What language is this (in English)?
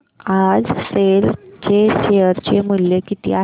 Marathi